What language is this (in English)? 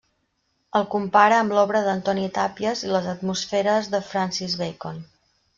Catalan